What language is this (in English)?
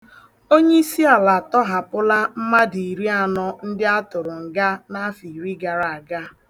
Igbo